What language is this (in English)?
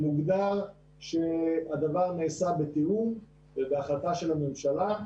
Hebrew